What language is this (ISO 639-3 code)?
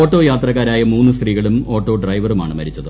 mal